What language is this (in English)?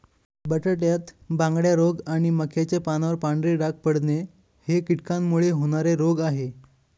Marathi